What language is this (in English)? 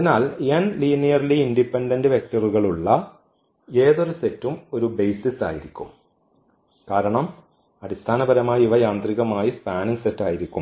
Malayalam